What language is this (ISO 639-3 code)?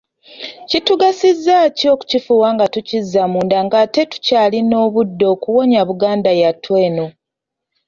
lug